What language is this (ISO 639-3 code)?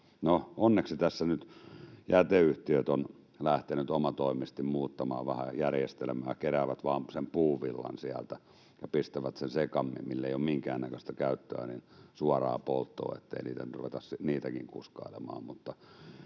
fin